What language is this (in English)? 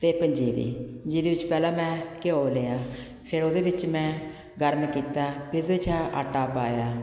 Punjabi